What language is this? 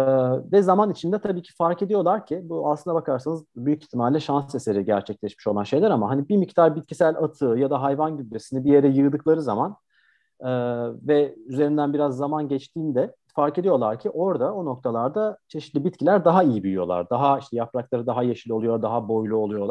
Turkish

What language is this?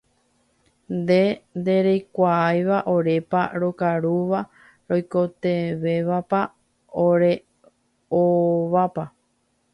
Guarani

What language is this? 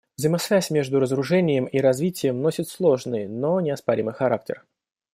Russian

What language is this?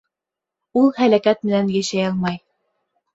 Bashkir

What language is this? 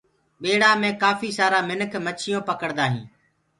Gurgula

